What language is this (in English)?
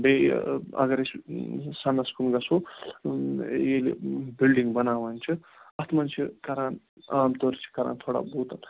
Kashmiri